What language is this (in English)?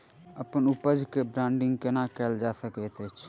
Maithili